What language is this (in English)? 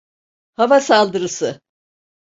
Turkish